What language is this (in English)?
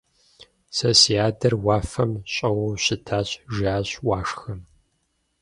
Kabardian